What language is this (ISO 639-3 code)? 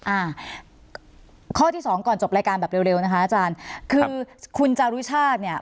tha